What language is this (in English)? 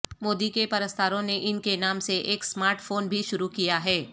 Urdu